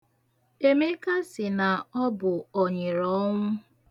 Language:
Igbo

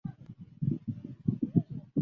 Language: Chinese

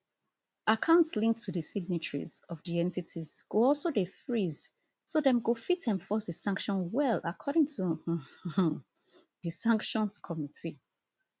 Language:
Nigerian Pidgin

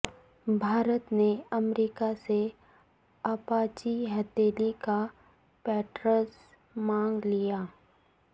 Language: Urdu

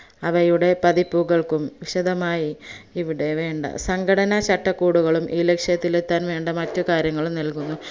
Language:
Malayalam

